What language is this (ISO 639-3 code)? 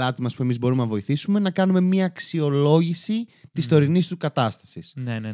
ell